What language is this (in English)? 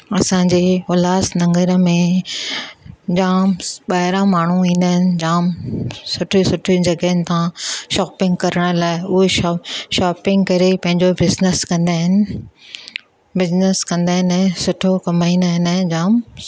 Sindhi